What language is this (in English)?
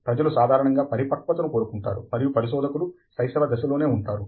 Telugu